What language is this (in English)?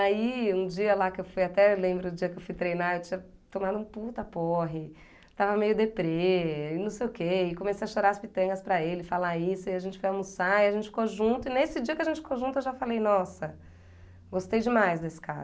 Portuguese